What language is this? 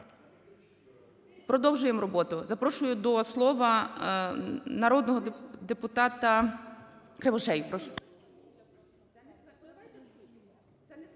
Ukrainian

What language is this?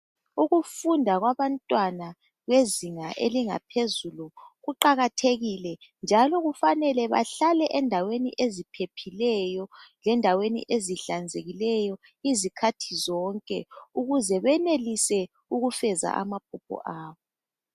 North Ndebele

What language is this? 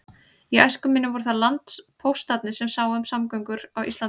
Icelandic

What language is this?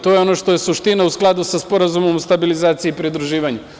Serbian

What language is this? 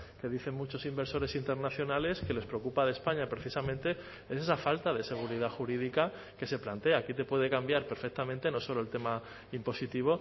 Spanish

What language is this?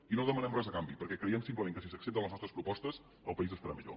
Catalan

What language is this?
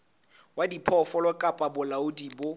Southern Sotho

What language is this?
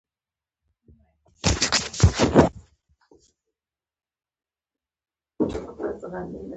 Pashto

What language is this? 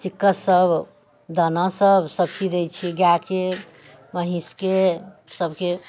Maithili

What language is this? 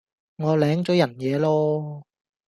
Cantonese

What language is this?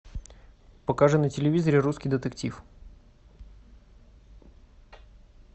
Russian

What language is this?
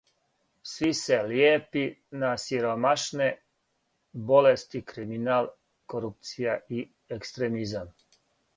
Serbian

